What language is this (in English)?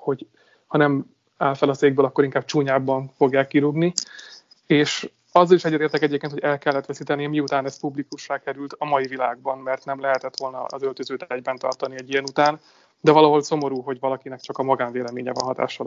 Hungarian